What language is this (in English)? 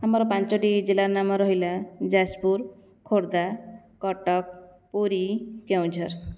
Odia